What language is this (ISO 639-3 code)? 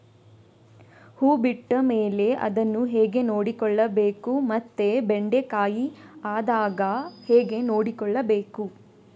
kan